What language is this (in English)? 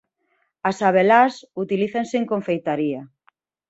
Galician